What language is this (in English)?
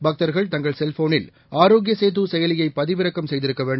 Tamil